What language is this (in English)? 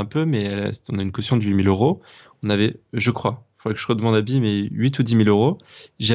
French